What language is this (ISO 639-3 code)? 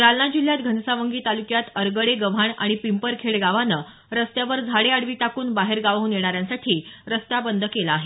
mar